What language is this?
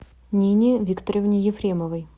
Russian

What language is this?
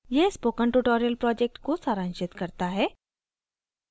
Hindi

